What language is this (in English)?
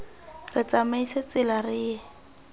Tswana